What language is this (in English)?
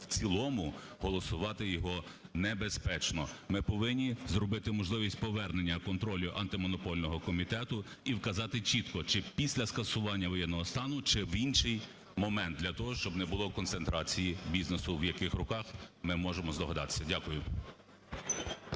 Ukrainian